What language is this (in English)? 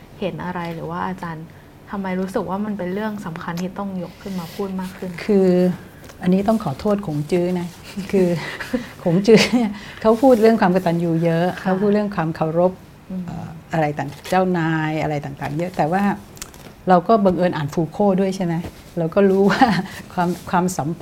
Thai